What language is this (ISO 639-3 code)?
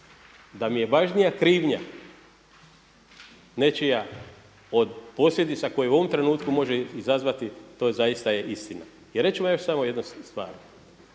hrv